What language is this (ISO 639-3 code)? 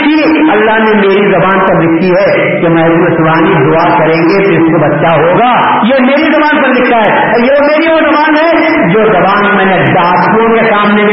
urd